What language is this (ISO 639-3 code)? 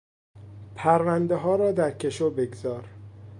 fas